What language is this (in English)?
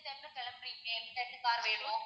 Tamil